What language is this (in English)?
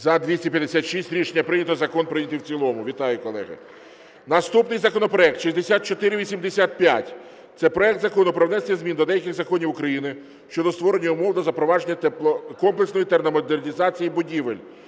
Ukrainian